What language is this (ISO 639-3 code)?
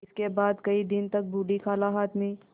hin